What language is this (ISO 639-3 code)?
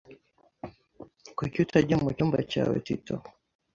kin